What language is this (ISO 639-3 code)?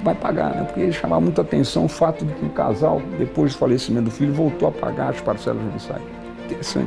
por